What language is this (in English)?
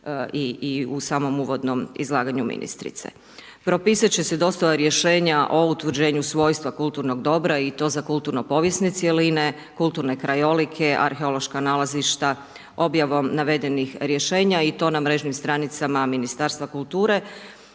Croatian